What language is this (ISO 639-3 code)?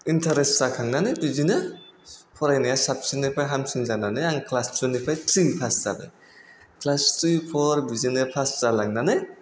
brx